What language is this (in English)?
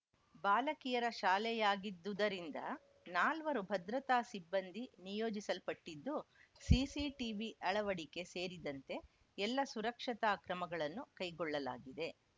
Kannada